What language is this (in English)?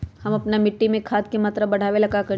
Magahi